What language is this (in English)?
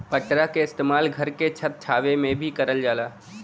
Bhojpuri